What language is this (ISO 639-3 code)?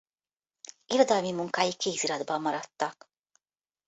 hun